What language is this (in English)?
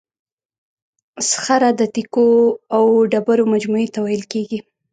Pashto